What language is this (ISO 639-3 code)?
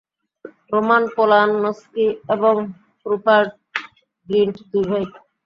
ben